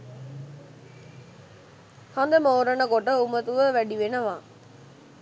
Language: Sinhala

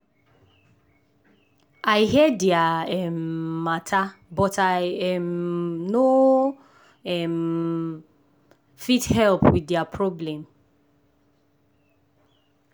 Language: Nigerian Pidgin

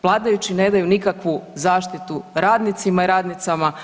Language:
Croatian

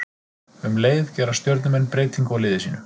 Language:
Icelandic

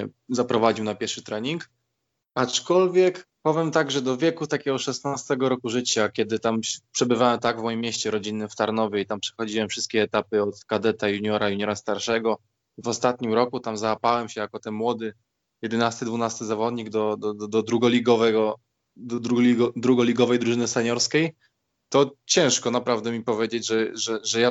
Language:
Polish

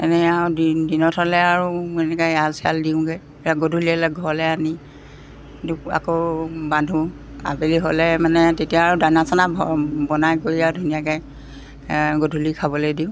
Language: Assamese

